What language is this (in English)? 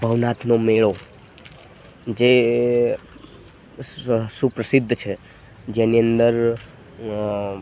Gujarati